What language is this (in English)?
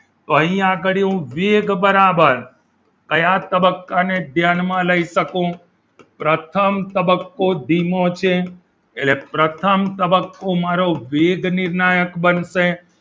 Gujarati